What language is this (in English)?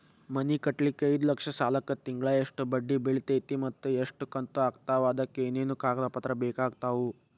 Kannada